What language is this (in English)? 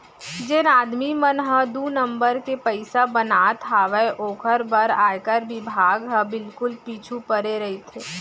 Chhattisgarhi